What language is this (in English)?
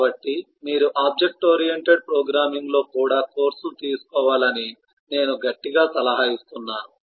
Telugu